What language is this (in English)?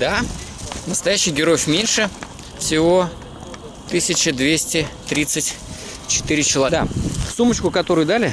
Russian